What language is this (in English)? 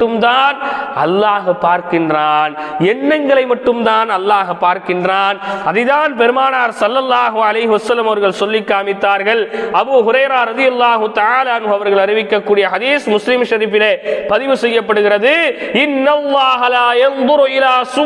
Tamil